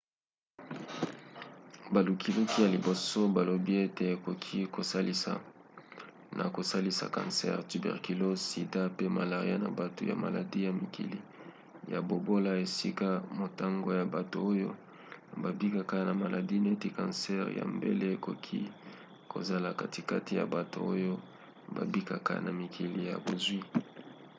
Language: Lingala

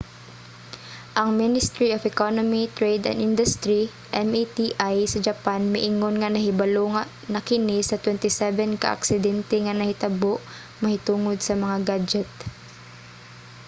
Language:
Cebuano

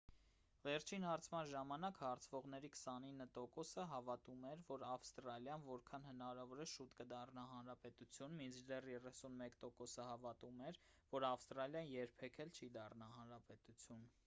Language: Armenian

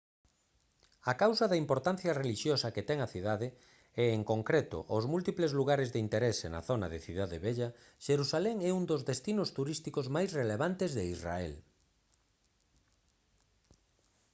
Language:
Galician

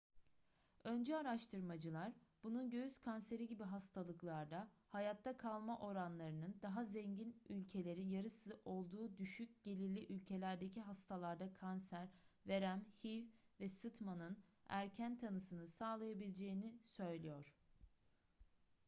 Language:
Turkish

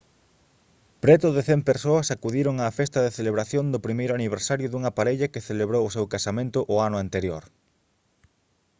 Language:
Galician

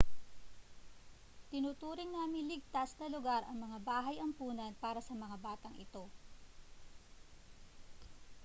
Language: Filipino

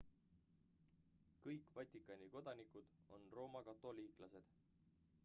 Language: Estonian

